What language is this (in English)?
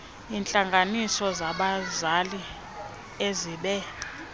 Xhosa